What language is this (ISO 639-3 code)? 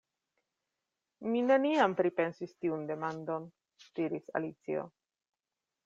epo